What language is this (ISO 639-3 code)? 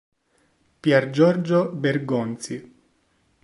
ita